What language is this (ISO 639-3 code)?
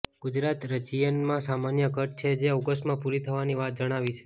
guj